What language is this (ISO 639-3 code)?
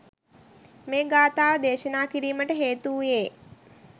sin